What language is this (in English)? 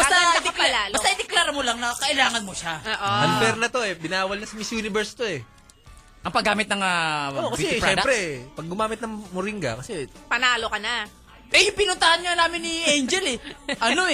Filipino